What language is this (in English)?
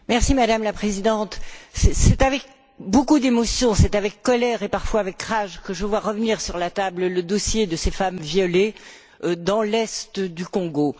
French